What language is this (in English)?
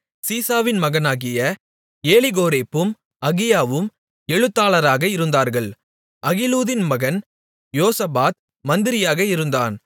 Tamil